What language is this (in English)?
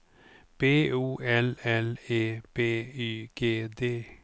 Swedish